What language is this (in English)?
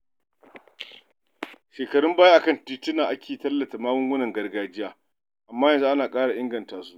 Hausa